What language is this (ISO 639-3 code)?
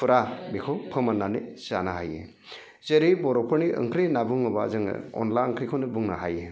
brx